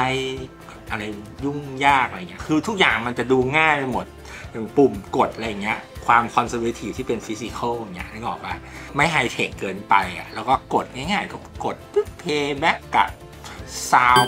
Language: Thai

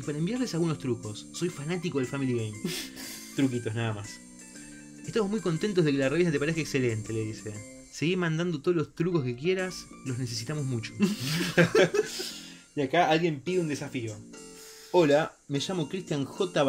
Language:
Spanish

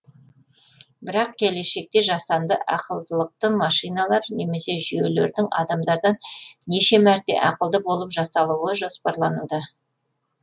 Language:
Kazakh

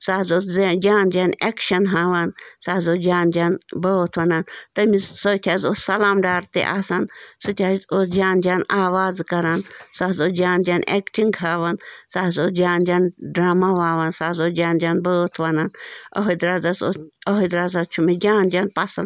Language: Kashmiri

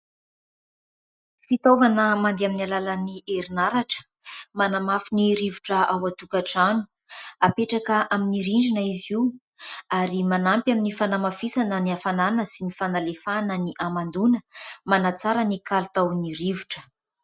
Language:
Malagasy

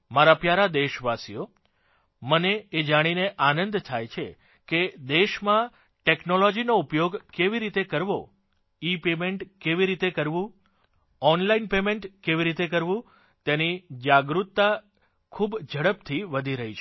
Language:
Gujarati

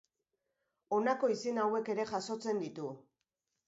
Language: Basque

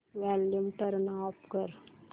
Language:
Marathi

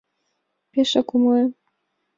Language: Mari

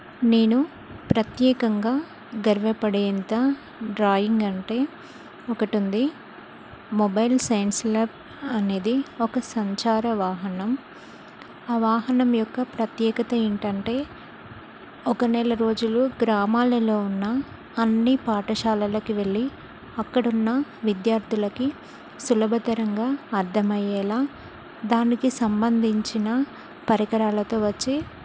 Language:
Telugu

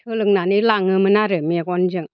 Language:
Bodo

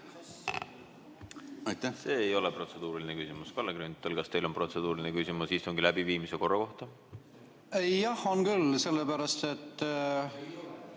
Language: Estonian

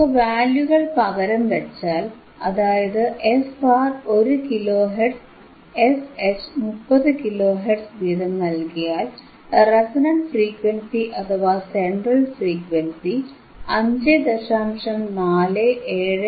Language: Malayalam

